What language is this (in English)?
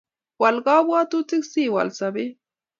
Kalenjin